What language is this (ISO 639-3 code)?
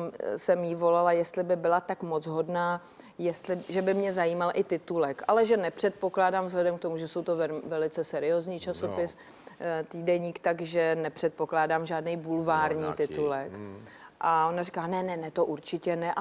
ces